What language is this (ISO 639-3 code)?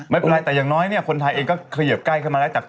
tha